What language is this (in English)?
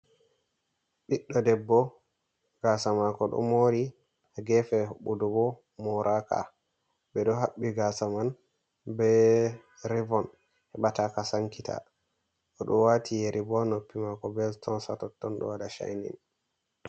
Fula